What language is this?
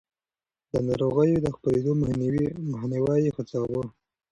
Pashto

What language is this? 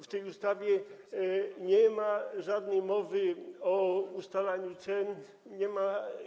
Polish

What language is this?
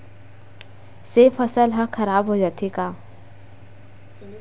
Chhattisgarhi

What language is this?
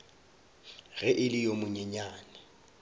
Northern Sotho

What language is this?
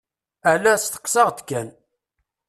Kabyle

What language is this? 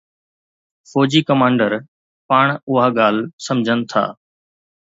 Sindhi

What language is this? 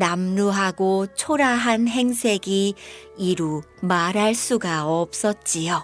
Korean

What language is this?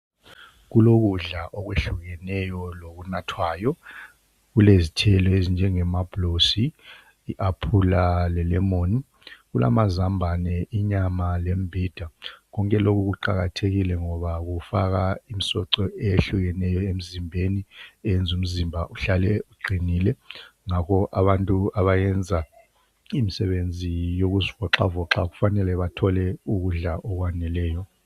North Ndebele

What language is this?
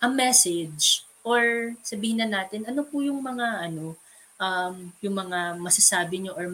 Filipino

